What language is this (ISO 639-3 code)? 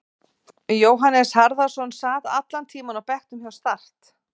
isl